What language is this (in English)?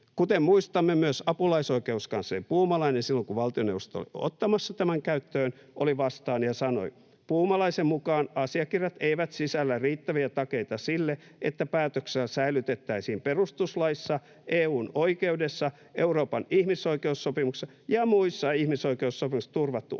Finnish